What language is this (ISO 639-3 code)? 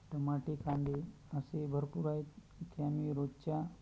mar